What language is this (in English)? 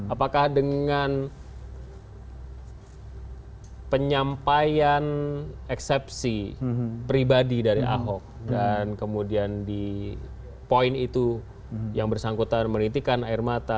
Indonesian